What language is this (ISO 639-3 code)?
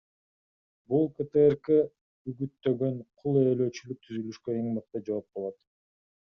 kir